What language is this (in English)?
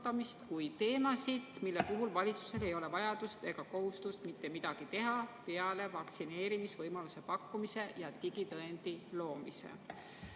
Estonian